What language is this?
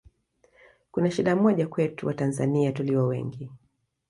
Swahili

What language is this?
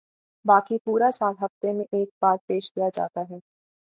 Urdu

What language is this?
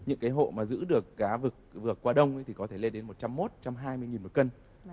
Vietnamese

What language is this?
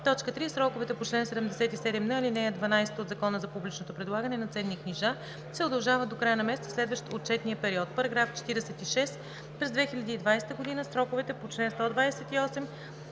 Bulgarian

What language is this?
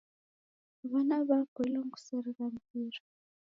Taita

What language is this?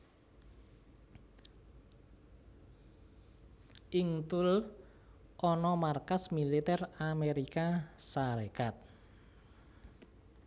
Javanese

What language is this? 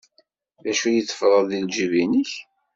Kabyle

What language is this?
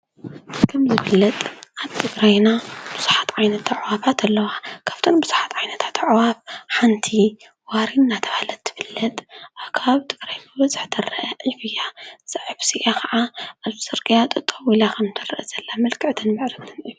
Tigrinya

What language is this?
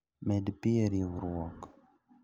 Luo (Kenya and Tanzania)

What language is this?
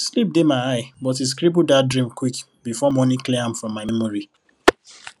Nigerian Pidgin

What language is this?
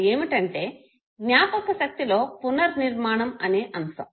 Telugu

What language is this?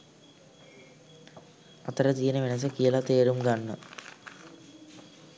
Sinhala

